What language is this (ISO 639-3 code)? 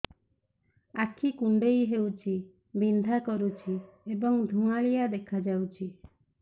ori